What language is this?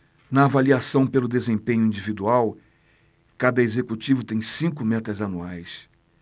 Portuguese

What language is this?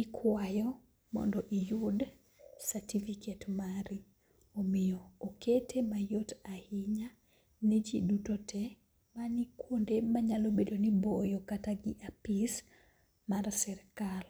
Luo (Kenya and Tanzania)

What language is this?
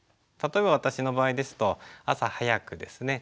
Japanese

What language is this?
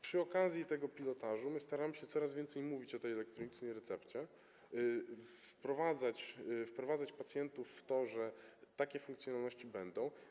Polish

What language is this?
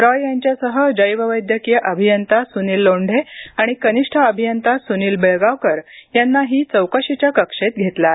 Marathi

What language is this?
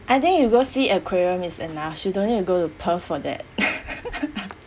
English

